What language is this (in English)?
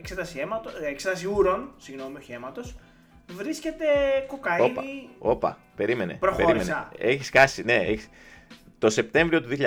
Greek